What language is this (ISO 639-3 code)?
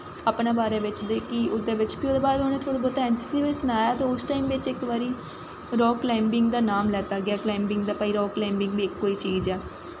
doi